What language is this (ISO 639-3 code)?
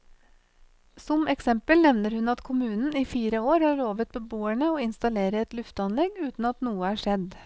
nor